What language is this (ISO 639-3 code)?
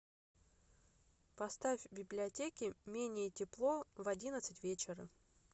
rus